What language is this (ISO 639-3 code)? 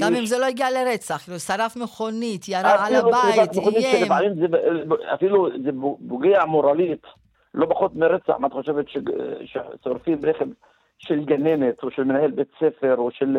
heb